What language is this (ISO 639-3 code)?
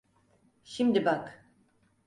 tur